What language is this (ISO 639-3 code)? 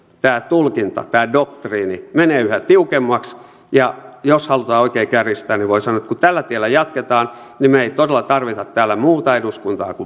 fin